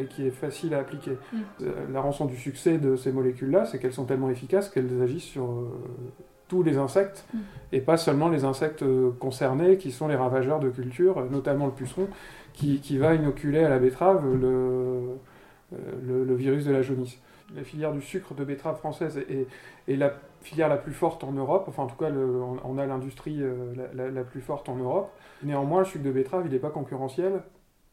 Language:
French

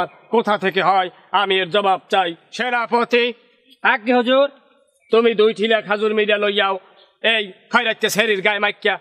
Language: Romanian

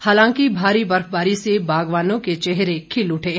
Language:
Hindi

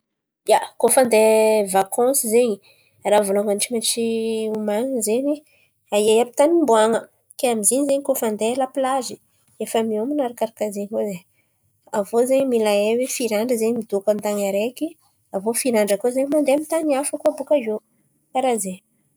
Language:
Antankarana Malagasy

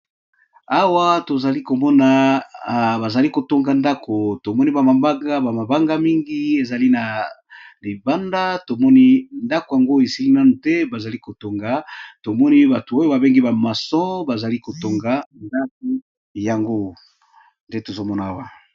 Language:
Lingala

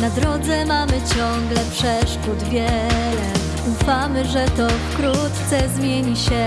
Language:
Polish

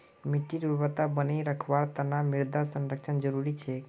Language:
Magahi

